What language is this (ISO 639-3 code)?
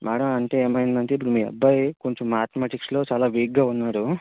tel